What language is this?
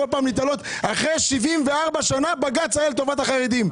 Hebrew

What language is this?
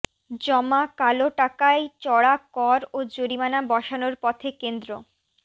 Bangla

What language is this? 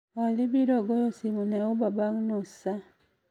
Luo (Kenya and Tanzania)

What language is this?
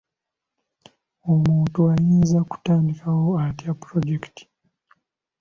Ganda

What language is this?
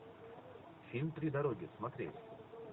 Russian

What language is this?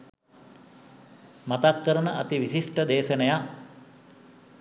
Sinhala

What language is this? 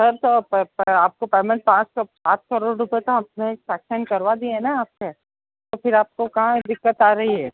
Hindi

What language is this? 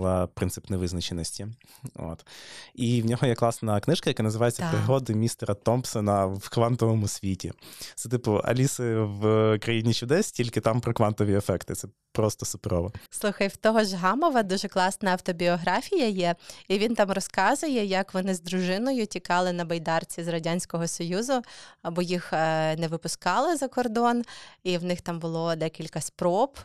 Ukrainian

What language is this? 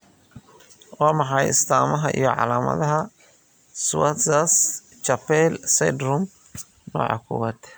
Somali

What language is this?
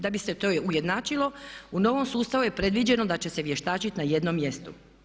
Croatian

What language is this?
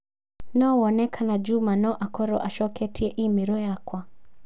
Kikuyu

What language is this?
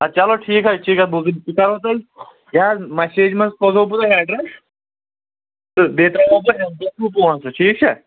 Kashmiri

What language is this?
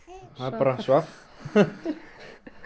Icelandic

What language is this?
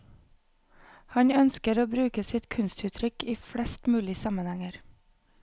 Norwegian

